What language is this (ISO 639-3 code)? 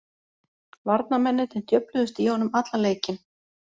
isl